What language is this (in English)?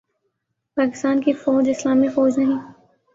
Urdu